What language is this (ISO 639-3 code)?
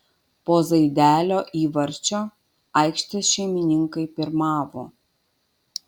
lit